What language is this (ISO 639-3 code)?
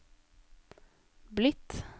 nor